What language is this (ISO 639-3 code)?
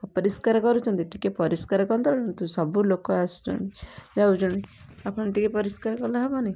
ori